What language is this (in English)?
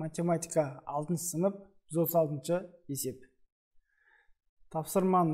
Turkish